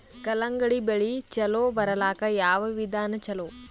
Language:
Kannada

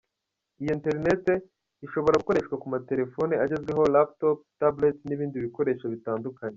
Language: Kinyarwanda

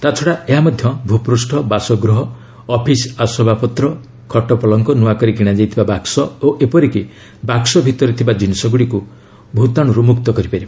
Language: Odia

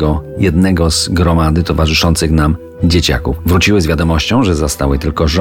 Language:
Polish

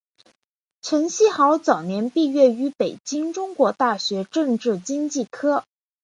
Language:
Chinese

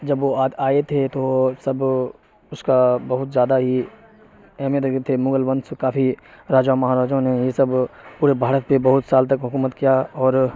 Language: Urdu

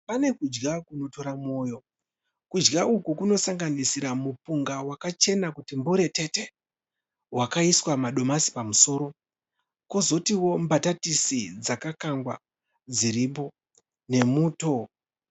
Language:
Shona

